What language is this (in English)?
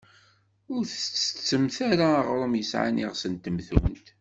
Kabyle